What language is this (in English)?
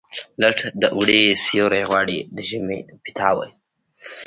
Pashto